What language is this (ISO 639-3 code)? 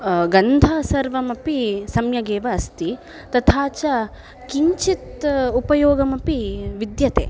san